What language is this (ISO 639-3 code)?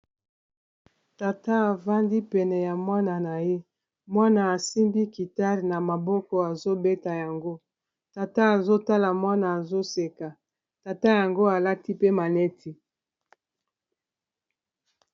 lin